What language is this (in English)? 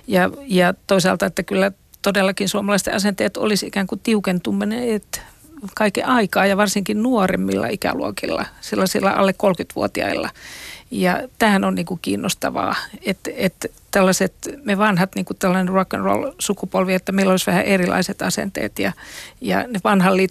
Finnish